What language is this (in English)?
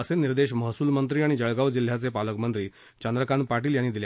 Marathi